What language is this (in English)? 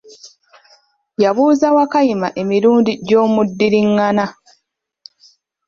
Ganda